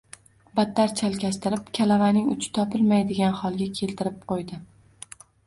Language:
Uzbek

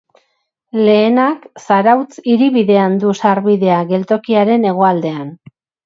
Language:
Basque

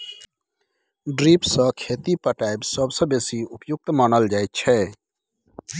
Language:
Maithili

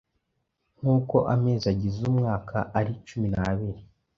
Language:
Kinyarwanda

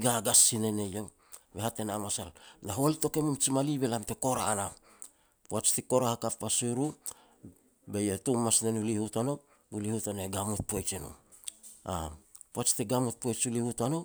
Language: Petats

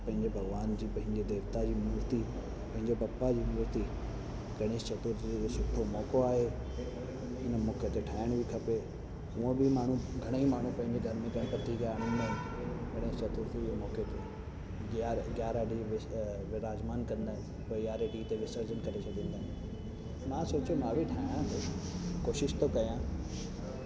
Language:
Sindhi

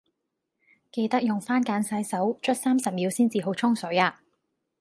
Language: Cantonese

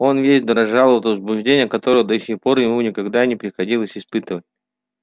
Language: Russian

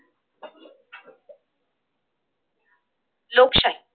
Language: Marathi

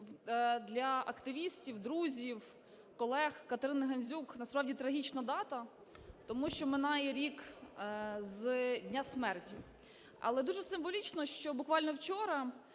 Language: Ukrainian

